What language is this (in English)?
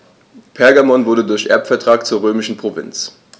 German